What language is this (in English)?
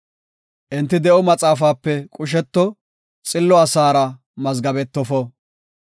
Gofa